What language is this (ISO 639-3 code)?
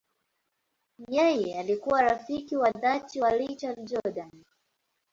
swa